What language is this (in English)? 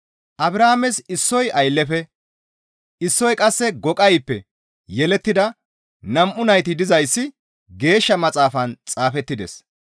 Gamo